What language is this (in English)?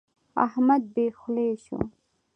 Pashto